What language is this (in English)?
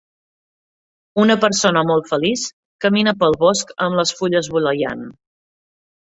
Catalan